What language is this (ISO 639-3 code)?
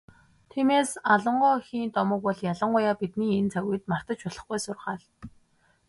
mon